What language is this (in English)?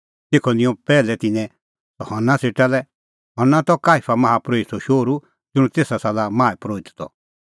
Kullu Pahari